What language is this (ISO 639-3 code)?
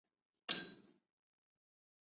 zho